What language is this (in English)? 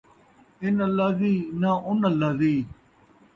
Saraiki